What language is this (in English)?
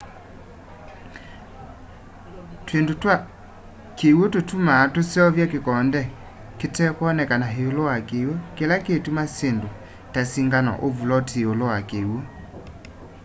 Kamba